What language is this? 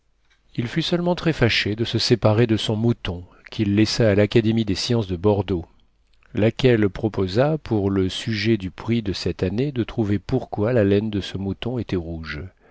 French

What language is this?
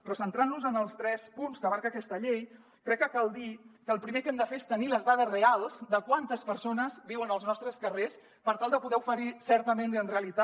Catalan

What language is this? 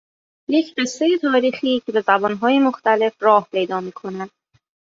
Persian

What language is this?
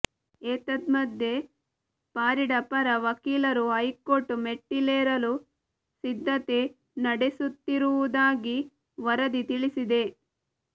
Kannada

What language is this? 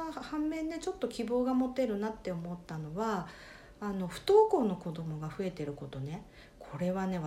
Japanese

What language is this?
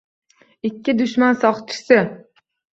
Uzbek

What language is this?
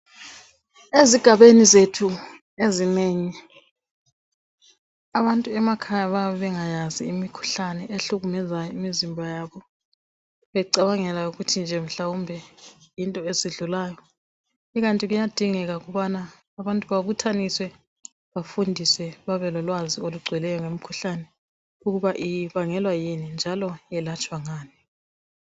North Ndebele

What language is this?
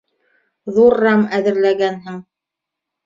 Bashkir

